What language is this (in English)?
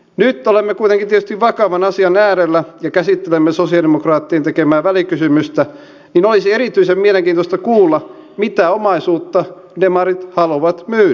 Finnish